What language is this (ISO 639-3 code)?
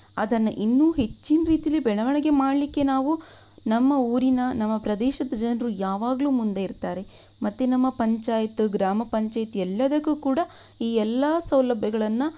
kan